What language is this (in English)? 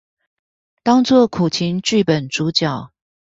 Chinese